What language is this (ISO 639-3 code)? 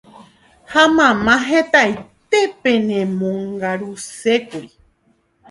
grn